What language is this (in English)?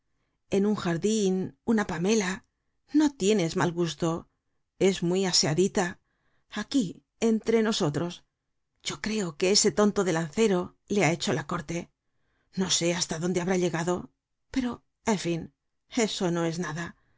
Spanish